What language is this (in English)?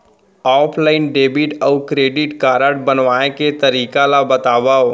Chhattisgarhi